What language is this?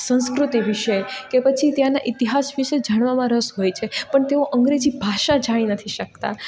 Gujarati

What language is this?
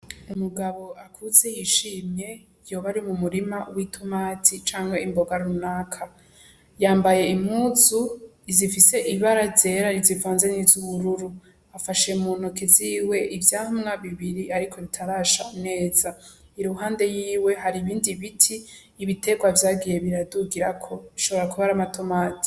Rundi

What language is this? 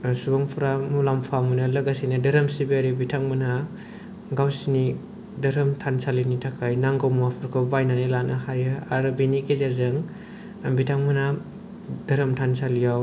Bodo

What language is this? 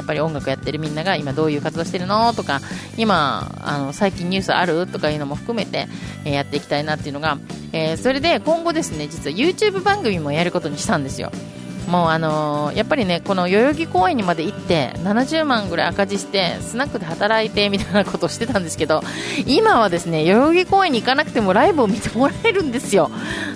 Japanese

